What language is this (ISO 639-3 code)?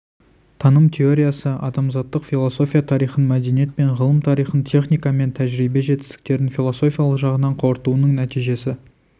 kaz